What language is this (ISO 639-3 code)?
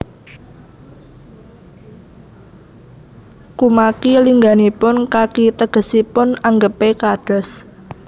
jav